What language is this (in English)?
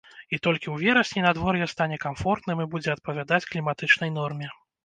Belarusian